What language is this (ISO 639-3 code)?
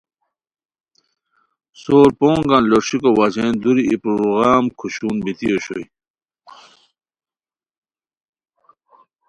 khw